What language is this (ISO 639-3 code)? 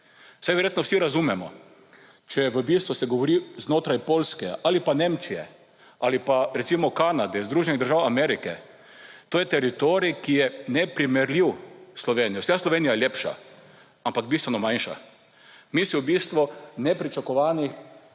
slv